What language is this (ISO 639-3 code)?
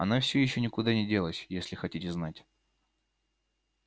rus